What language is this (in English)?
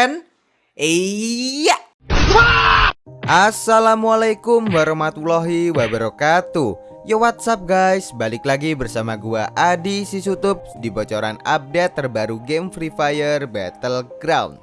Indonesian